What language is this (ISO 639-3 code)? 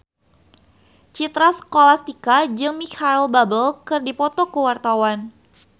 sun